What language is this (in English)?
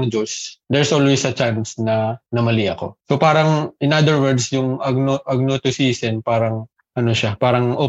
Filipino